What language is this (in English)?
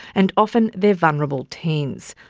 English